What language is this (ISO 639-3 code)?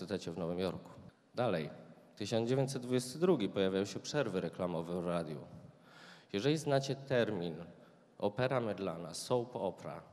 pol